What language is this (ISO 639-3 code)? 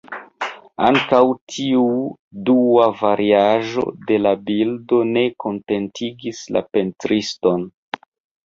epo